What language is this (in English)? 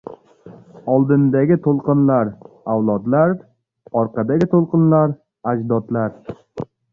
Uzbek